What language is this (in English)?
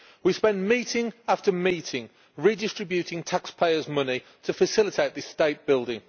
English